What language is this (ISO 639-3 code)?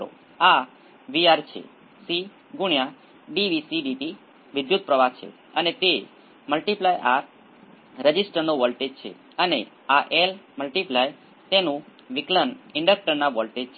guj